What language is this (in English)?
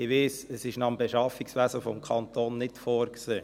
Swiss German